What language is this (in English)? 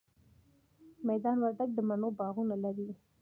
Pashto